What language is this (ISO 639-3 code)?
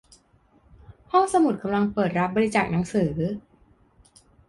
tha